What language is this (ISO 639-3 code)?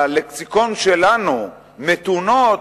heb